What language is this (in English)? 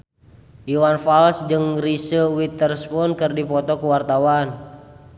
Sundanese